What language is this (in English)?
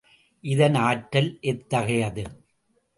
Tamil